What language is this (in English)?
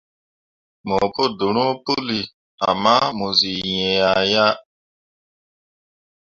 Mundang